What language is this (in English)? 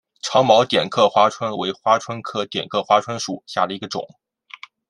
Chinese